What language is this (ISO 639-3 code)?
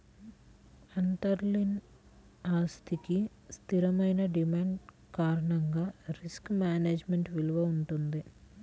tel